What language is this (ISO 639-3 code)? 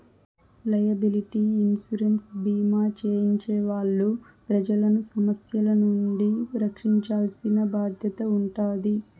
tel